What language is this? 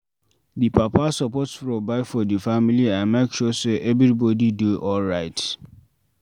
Nigerian Pidgin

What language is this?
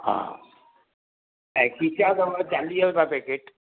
Sindhi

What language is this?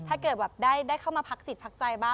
Thai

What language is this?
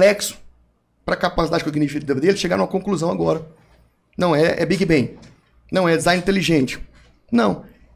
Portuguese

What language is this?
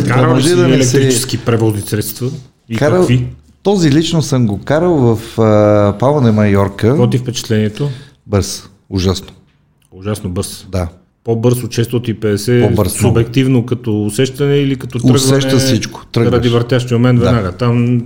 Bulgarian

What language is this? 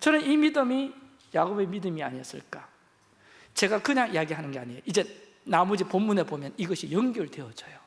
Korean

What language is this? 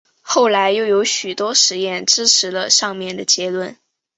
Chinese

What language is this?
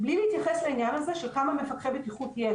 Hebrew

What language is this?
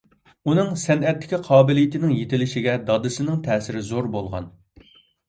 Uyghur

